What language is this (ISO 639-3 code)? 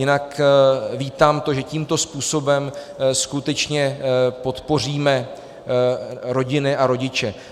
ces